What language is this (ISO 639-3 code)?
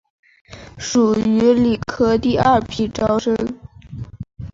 zho